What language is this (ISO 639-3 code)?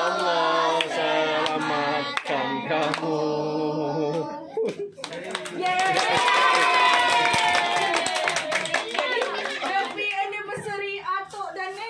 ind